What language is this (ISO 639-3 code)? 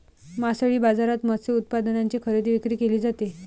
mar